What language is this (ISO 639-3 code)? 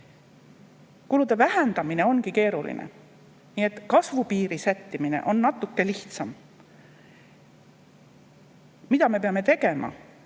est